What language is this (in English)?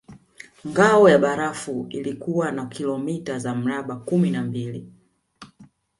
Swahili